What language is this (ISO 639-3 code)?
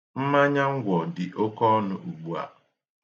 ibo